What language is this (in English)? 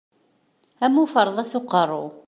Kabyle